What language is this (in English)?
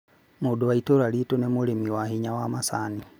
Kikuyu